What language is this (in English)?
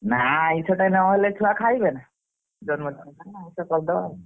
Odia